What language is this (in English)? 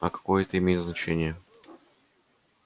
Russian